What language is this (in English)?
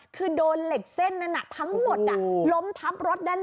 Thai